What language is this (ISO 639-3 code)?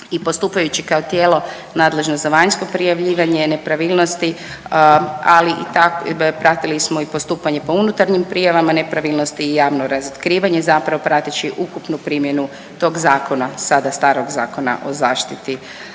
hrv